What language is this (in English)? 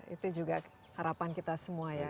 Indonesian